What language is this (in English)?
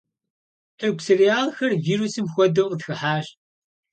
Kabardian